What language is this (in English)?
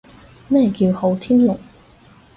Cantonese